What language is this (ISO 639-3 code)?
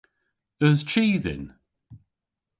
cor